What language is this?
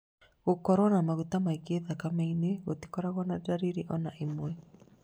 Kikuyu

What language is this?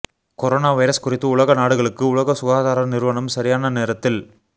Tamil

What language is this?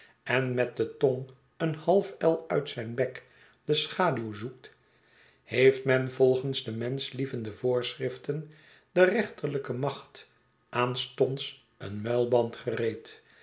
Dutch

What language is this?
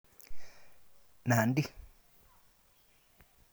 Kalenjin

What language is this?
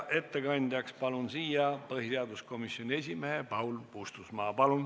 Estonian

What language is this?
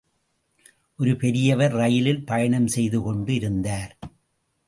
Tamil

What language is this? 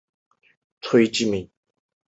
Chinese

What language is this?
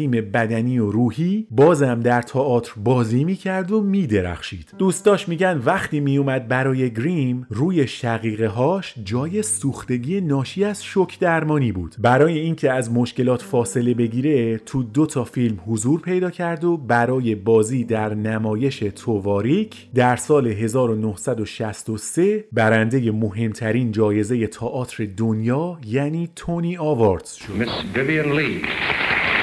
Persian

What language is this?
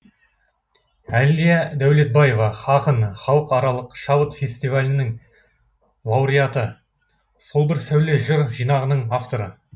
Kazakh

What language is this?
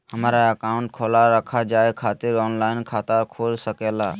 Magahi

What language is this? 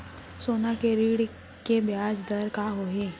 Chhattisgarhi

